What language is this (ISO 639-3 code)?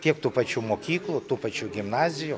lit